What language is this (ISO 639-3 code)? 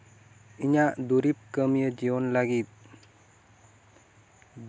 sat